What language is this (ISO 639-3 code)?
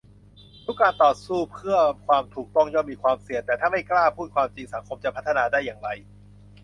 tha